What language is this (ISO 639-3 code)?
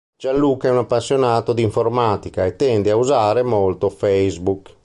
ita